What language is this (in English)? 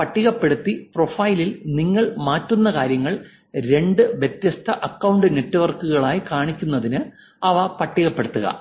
Malayalam